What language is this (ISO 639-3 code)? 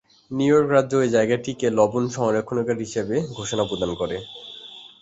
ben